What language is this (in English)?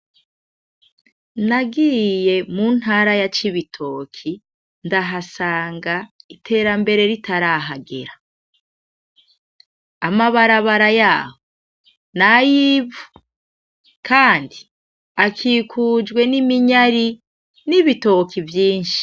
Rundi